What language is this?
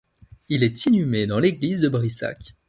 French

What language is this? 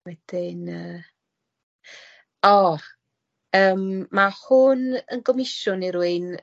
Welsh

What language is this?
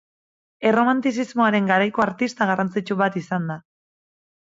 Basque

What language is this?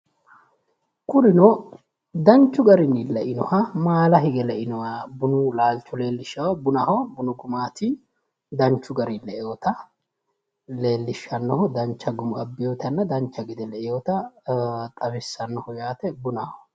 Sidamo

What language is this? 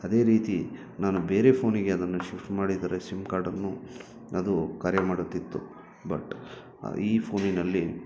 Kannada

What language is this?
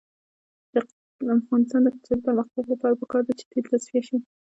Pashto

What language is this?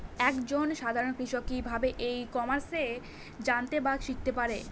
Bangla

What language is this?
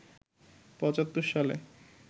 Bangla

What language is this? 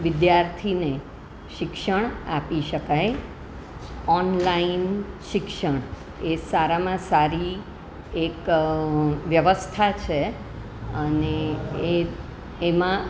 Gujarati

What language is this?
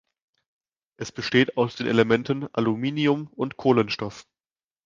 German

